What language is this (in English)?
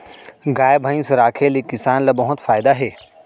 Chhattisgarhi